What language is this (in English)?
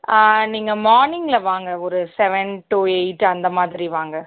Tamil